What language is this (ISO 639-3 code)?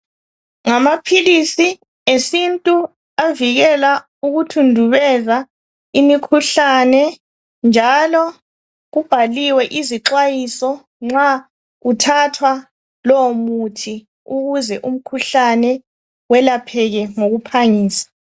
nde